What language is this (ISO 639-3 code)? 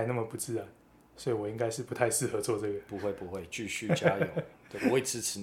zho